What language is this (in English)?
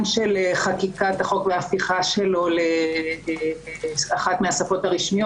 Hebrew